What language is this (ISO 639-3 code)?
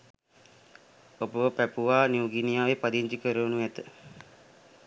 sin